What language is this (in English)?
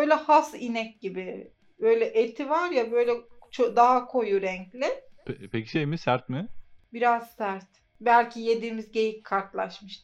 Turkish